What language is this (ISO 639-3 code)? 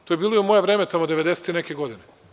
srp